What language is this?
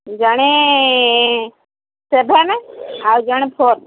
Odia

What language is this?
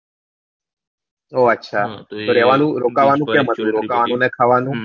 Gujarati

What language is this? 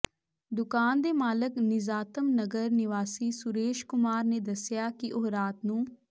Punjabi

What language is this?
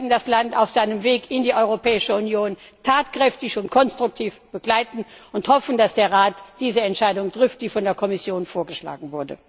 German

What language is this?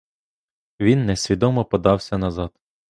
Ukrainian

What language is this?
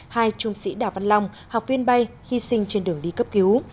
Vietnamese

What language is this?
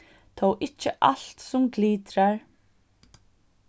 Faroese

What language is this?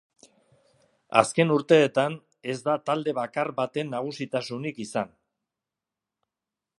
Basque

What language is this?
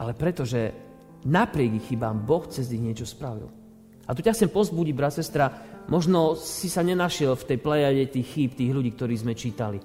Slovak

